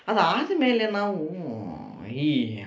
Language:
Kannada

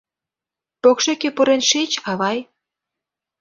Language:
Mari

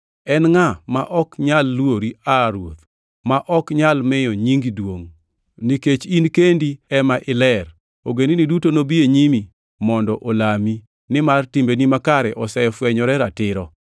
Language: Luo (Kenya and Tanzania)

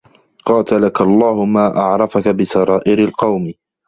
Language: Arabic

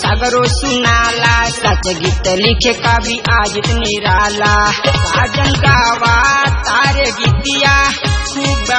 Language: Arabic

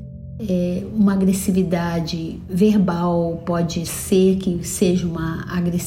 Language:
Portuguese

